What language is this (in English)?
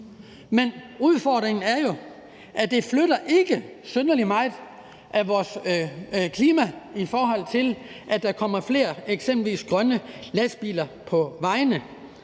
Danish